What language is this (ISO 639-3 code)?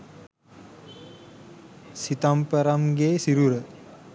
sin